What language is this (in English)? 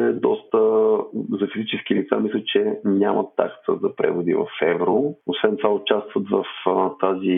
Bulgarian